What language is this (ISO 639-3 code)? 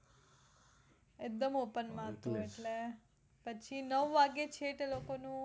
guj